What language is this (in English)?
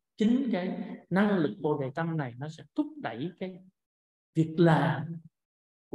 Vietnamese